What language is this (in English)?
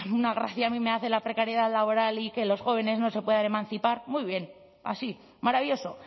Spanish